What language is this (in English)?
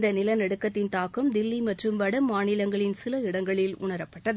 Tamil